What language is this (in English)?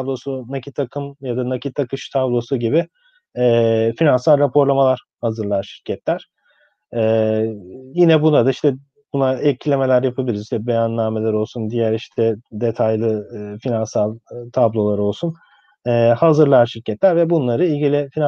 Turkish